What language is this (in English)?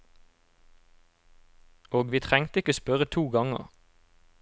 Norwegian